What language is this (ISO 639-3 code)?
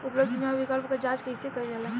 bho